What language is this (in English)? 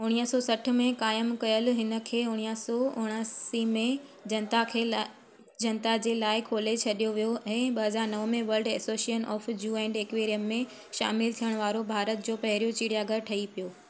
Sindhi